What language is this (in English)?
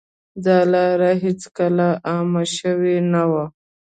Pashto